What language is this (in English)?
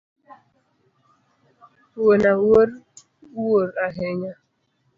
Luo (Kenya and Tanzania)